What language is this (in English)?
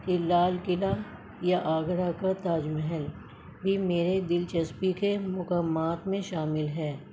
Urdu